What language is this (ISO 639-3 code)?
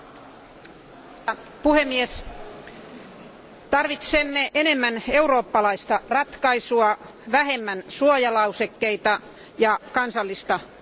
fin